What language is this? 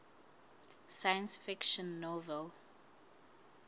Southern Sotho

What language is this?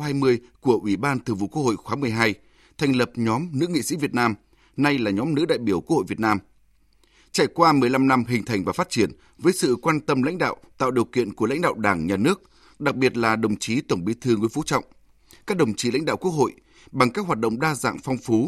Vietnamese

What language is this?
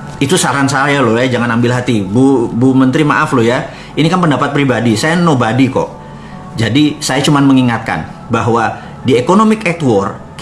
Indonesian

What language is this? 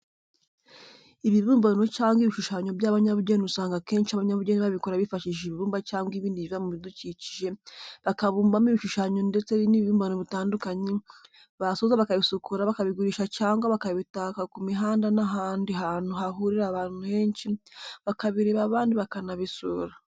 Kinyarwanda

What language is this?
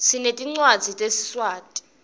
Swati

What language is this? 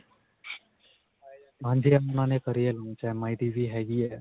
Punjabi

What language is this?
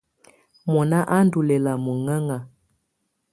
Tunen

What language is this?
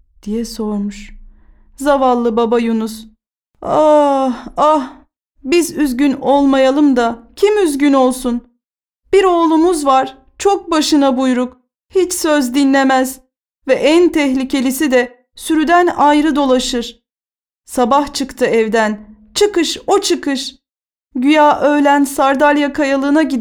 Turkish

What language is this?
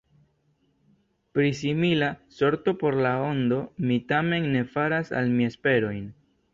Esperanto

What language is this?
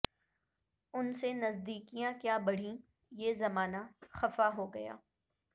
Urdu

